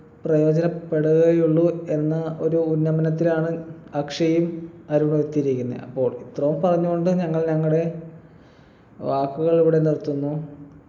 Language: Malayalam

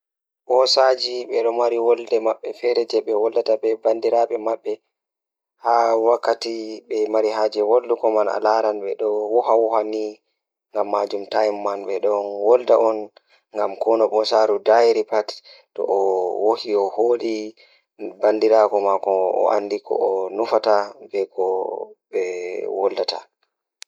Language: Fula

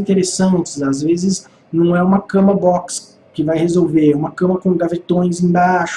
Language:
Portuguese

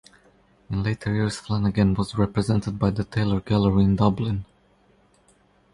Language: English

